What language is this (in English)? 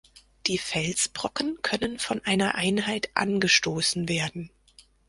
German